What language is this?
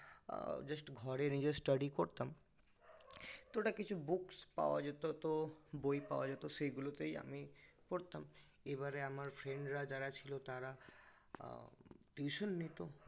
Bangla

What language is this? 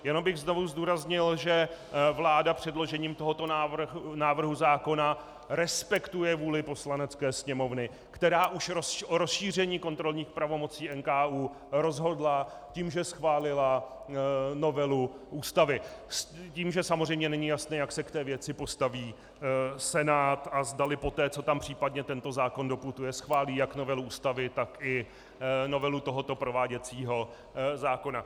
Czech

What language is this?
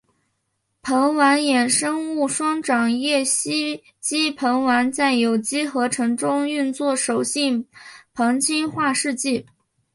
Chinese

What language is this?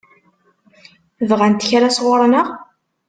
Kabyle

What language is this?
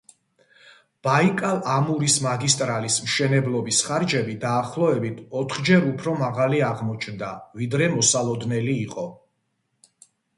Georgian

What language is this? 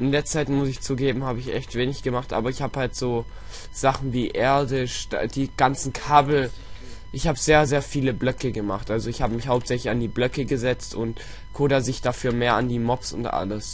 German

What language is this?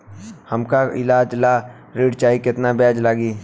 Bhojpuri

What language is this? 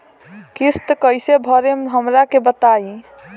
Bhojpuri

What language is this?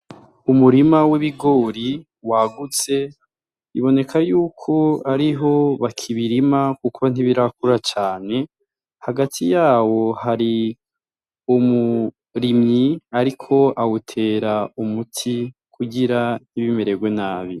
Rundi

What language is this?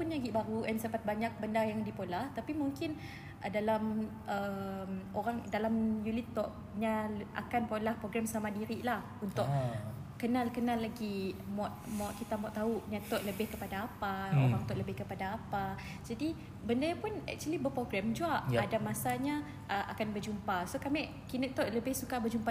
Malay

